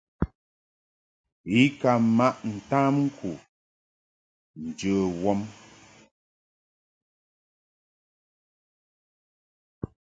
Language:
Mungaka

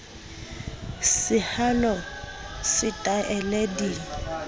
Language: Southern Sotho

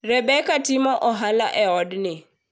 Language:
Luo (Kenya and Tanzania)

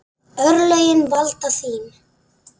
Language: Icelandic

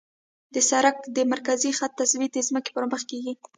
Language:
Pashto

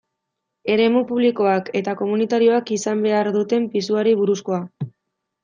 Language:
Basque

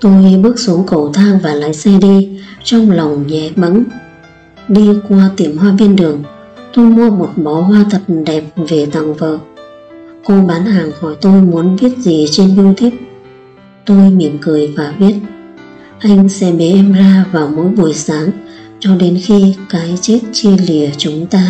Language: Vietnamese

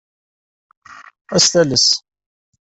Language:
Kabyle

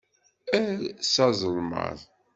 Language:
Kabyle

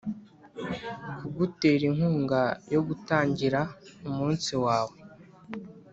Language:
Kinyarwanda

